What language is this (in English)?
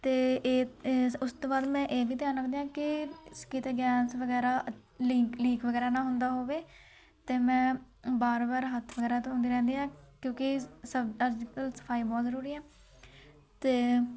Punjabi